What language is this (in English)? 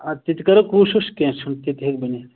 Kashmiri